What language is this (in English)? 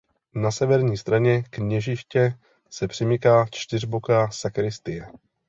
Czech